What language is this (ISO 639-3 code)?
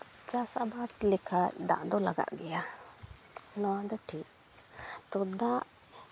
sat